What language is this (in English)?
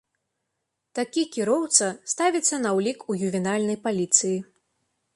Belarusian